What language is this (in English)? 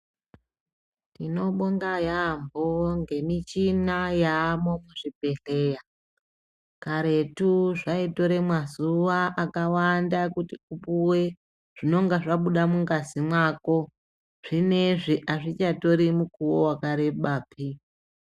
Ndau